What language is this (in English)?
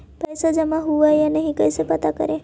Magahi